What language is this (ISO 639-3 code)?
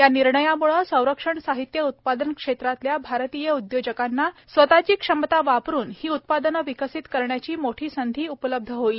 mar